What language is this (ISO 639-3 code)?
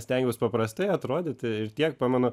lit